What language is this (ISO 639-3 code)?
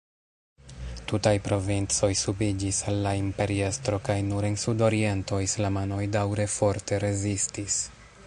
epo